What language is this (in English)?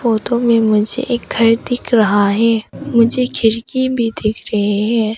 Hindi